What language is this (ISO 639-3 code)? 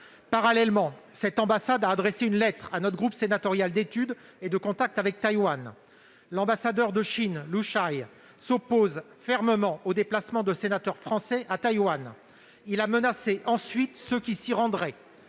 fra